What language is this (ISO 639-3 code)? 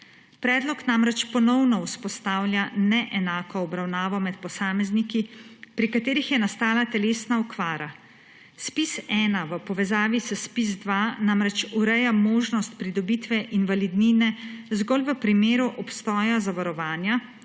slv